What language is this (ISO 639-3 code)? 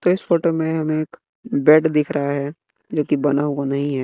hin